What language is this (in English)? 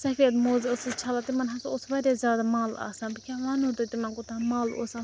Kashmiri